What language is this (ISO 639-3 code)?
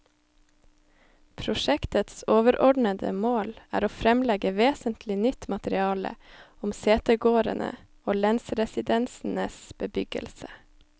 nor